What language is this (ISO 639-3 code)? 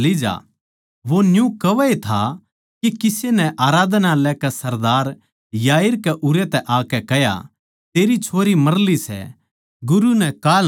bgc